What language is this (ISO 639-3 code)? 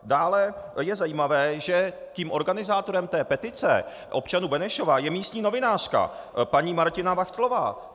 ces